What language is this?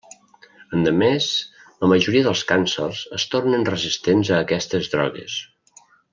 Catalan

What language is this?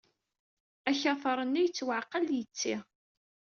Kabyle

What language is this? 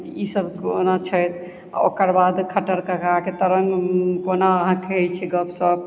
Maithili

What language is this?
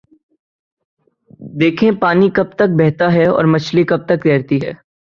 Urdu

